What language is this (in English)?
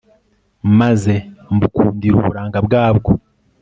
Kinyarwanda